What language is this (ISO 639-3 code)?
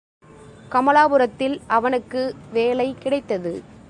tam